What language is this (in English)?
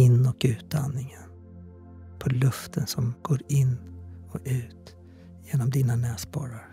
Swedish